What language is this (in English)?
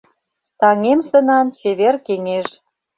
Mari